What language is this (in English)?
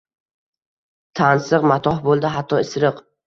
Uzbek